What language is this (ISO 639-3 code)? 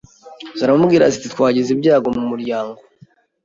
kin